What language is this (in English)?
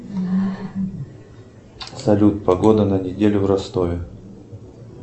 Russian